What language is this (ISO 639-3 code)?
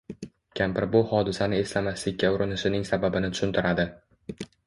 uzb